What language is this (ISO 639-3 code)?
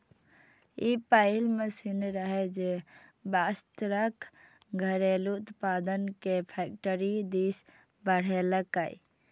mai